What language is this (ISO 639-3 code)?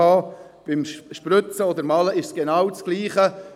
gsw